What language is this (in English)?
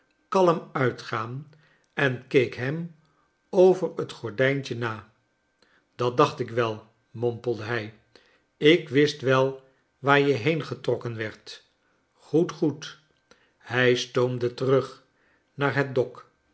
Dutch